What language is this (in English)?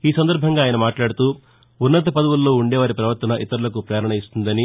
Telugu